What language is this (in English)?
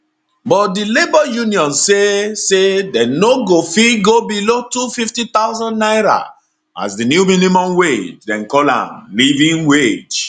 Nigerian Pidgin